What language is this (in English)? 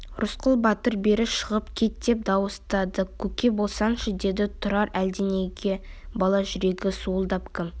Kazakh